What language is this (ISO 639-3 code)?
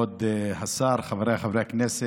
heb